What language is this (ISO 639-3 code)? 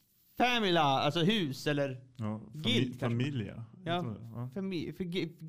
swe